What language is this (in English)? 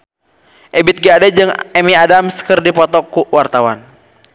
Sundanese